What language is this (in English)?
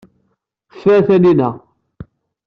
Kabyle